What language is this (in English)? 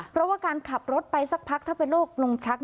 Thai